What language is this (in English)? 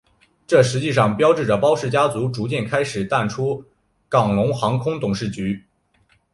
Chinese